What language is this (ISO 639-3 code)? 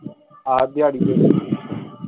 pan